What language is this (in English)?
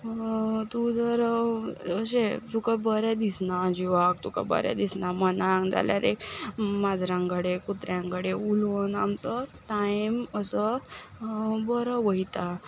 Konkani